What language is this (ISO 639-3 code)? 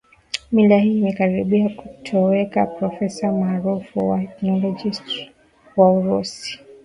swa